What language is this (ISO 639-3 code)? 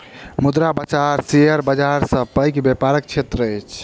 mai